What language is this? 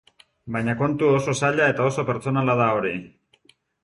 Basque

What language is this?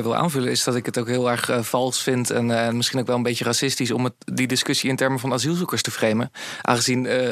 Dutch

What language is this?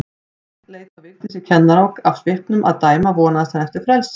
Icelandic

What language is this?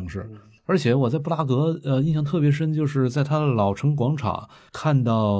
Chinese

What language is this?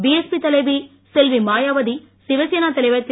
Tamil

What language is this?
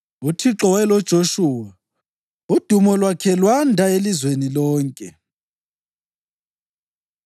North Ndebele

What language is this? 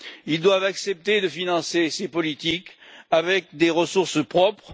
French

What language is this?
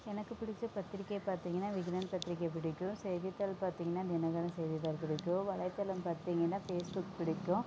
Tamil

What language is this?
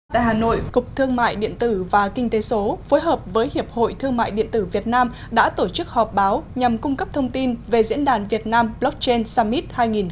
Vietnamese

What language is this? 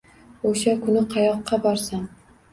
Uzbek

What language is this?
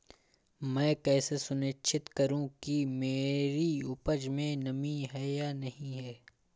Hindi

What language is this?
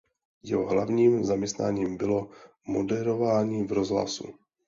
Czech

